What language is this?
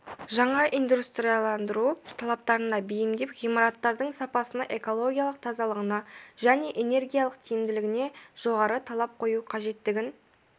Kazakh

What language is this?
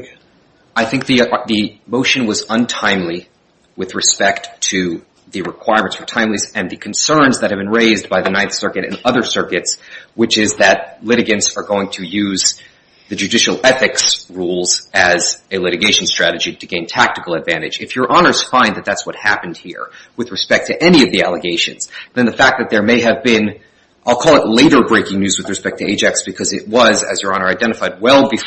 English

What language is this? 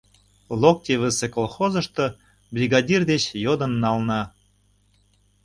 Mari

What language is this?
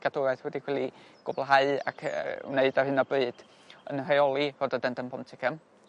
Welsh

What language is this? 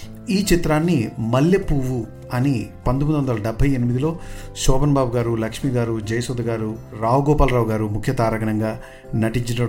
Telugu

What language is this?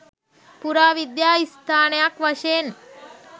Sinhala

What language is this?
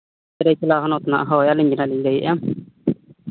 Santali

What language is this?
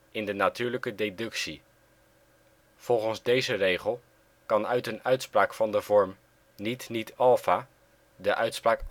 Dutch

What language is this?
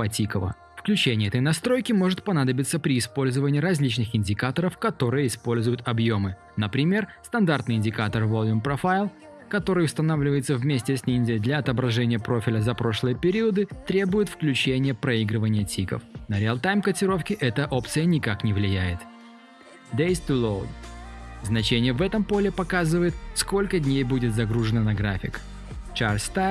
Russian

